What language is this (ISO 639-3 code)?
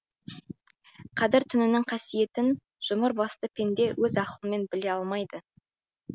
kaz